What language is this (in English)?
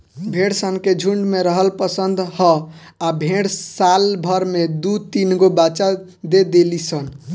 Bhojpuri